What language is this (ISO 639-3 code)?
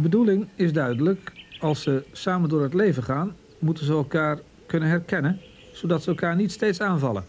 nld